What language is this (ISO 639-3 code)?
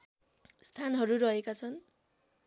nep